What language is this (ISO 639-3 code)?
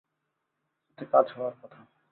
ben